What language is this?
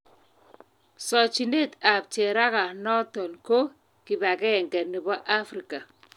Kalenjin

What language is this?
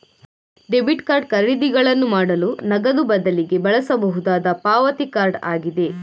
Kannada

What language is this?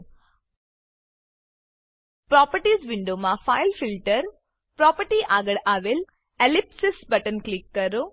Gujarati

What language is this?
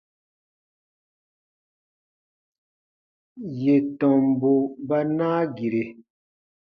Baatonum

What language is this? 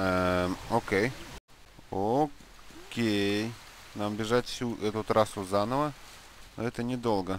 Russian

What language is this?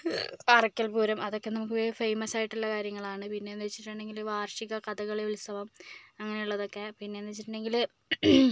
Malayalam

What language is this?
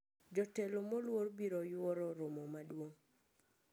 Luo (Kenya and Tanzania)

